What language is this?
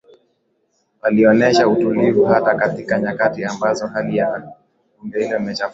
Swahili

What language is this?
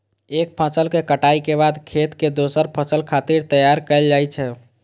Maithili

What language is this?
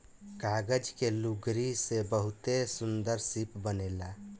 Bhojpuri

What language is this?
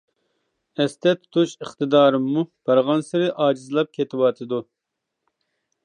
Uyghur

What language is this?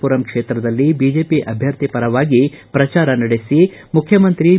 Kannada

